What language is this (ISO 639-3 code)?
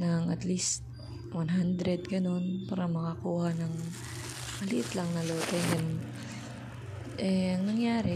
fil